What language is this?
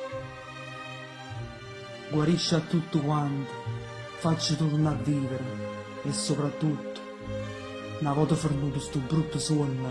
Italian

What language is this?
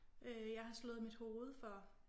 Danish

